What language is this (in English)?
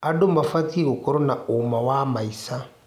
Kikuyu